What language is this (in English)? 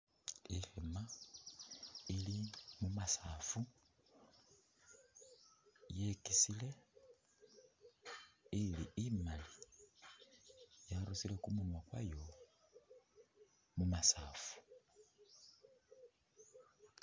Masaaba